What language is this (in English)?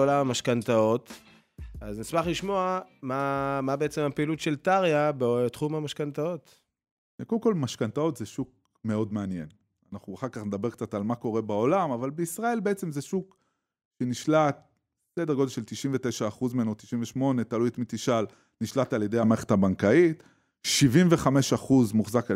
Hebrew